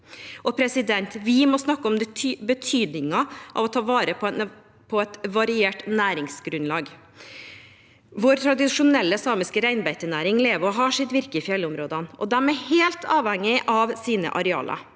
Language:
Norwegian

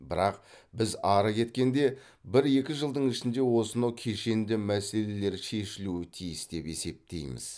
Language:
Kazakh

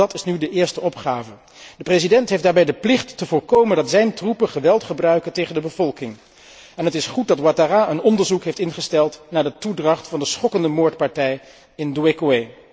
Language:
Dutch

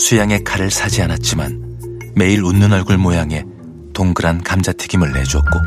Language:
Korean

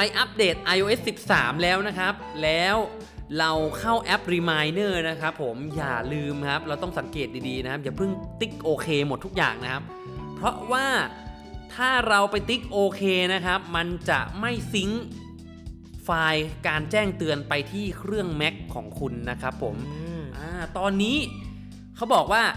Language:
Thai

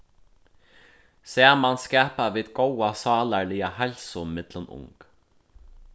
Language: Faroese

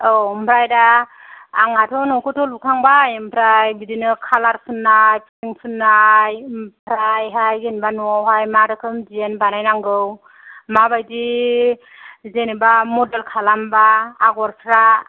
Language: Bodo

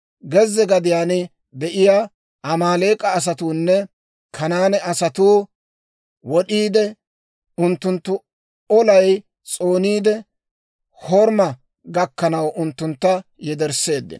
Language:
Dawro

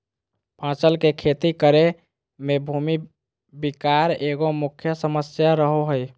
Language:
Magahi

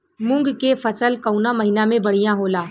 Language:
Bhojpuri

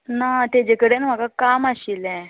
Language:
Konkani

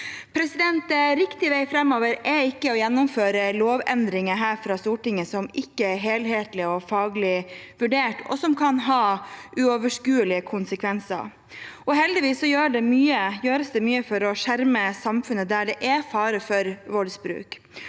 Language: Norwegian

